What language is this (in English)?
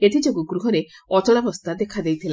Odia